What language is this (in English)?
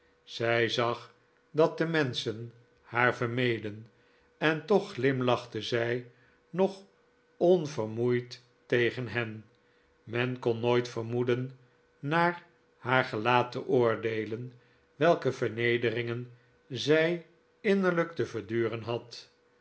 Dutch